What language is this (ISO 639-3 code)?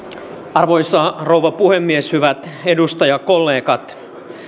fin